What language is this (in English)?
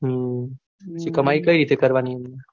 Gujarati